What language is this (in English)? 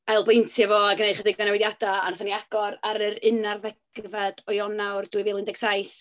Welsh